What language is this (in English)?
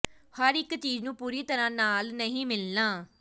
Punjabi